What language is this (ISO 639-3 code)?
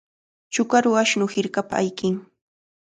qvl